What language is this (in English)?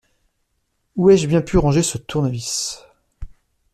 French